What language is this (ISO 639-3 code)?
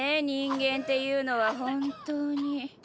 jpn